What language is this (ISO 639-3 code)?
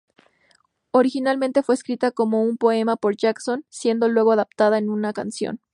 spa